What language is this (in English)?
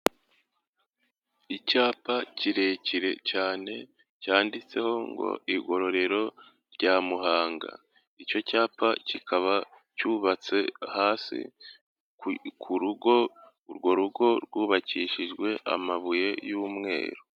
Kinyarwanda